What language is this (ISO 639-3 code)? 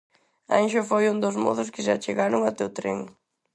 glg